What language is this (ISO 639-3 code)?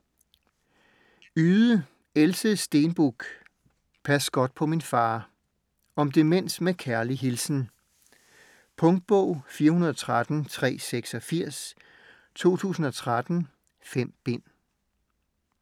dan